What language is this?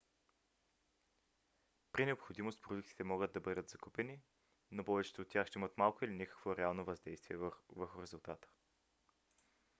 Bulgarian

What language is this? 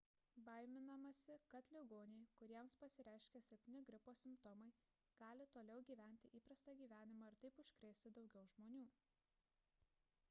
Lithuanian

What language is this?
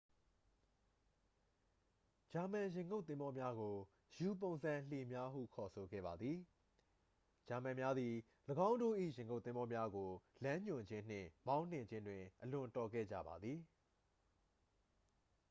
Burmese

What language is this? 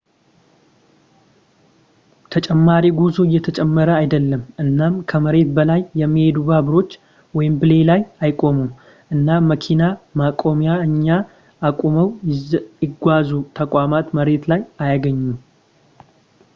Amharic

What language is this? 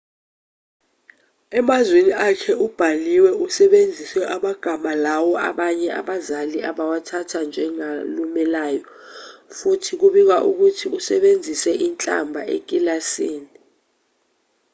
Zulu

